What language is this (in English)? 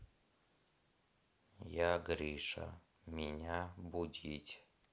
Russian